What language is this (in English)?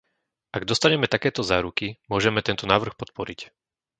Slovak